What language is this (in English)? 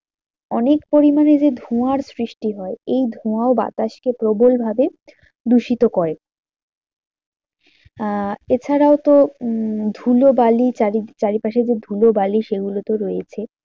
Bangla